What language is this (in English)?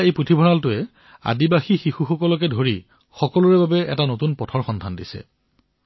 Assamese